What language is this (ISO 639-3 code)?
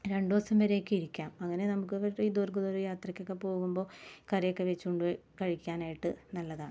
mal